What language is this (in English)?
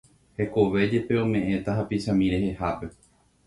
Guarani